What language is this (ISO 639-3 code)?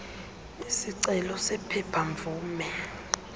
xho